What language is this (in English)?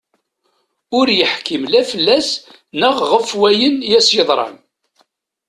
Kabyle